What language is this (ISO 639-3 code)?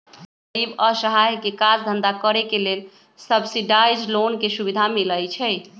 mag